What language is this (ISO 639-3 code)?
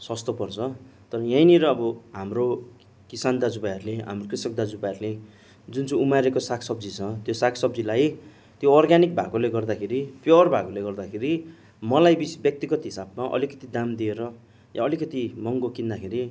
nep